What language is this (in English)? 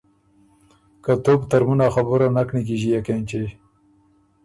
Ormuri